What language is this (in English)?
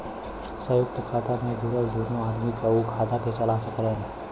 Bhojpuri